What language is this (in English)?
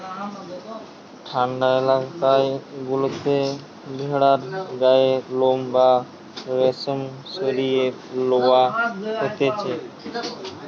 Bangla